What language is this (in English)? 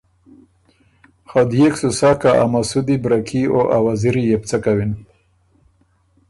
Ormuri